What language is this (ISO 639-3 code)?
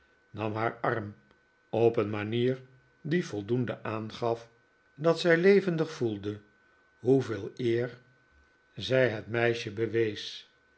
nld